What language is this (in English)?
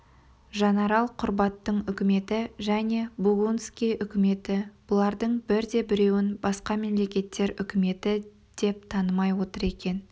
Kazakh